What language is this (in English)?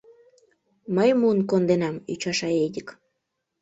Mari